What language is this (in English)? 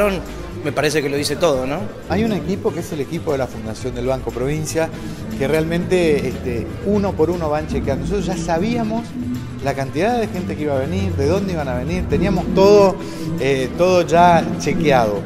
Spanish